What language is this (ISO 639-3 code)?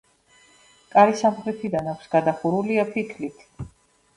kat